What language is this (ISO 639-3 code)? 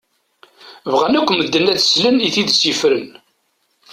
kab